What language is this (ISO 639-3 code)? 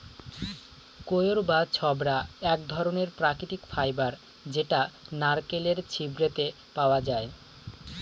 ben